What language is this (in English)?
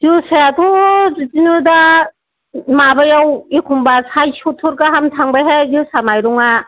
Bodo